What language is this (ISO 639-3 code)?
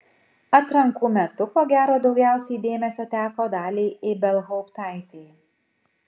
lit